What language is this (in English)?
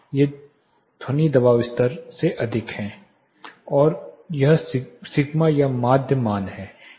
Hindi